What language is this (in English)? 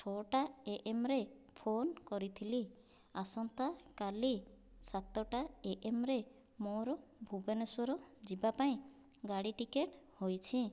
Odia